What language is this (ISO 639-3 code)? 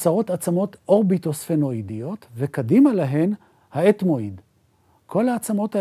heb